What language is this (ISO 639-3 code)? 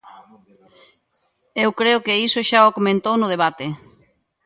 glg